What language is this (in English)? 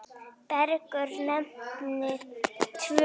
Icelandic